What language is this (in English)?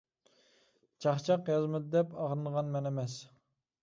Uyghur